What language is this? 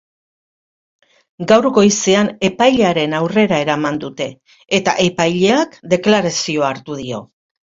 Basque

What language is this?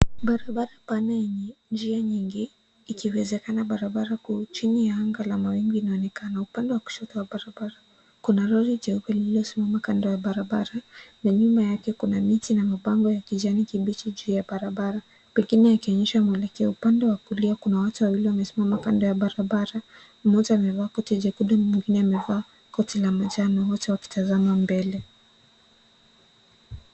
Swahili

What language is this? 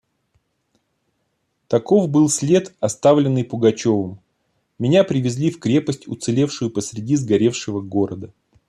Russian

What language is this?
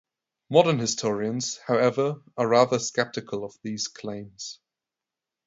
English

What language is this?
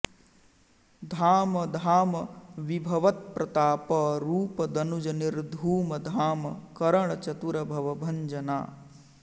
Sanskrit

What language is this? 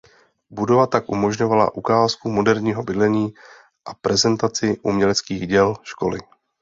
Czech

